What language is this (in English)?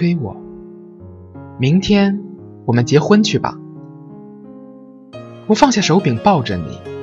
Chinese